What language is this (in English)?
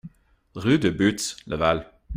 French